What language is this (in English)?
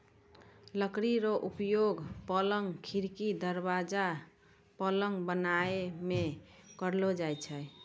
Maithili